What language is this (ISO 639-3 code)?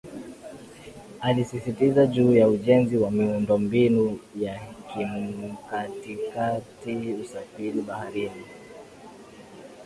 swa